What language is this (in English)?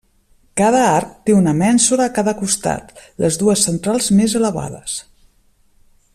Catalan